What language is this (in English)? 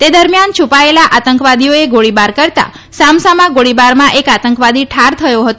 Gujarati